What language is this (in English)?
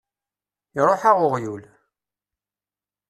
Kabyle